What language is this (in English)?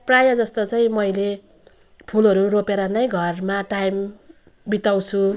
Nepali